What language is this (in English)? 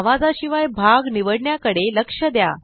Marathi